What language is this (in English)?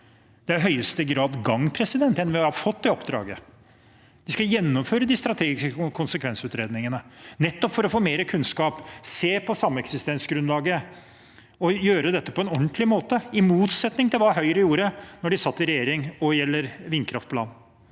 Norwegian